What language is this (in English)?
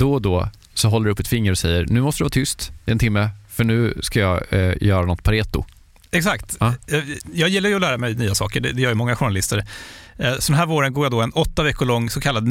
Swedish